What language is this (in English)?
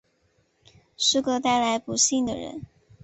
Chinese